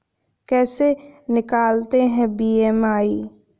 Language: Hindi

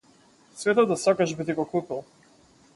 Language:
Macedonian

